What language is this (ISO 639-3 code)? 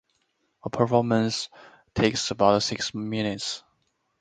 eng